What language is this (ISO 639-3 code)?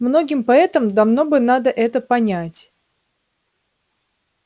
rus